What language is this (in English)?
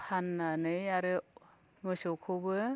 Bodo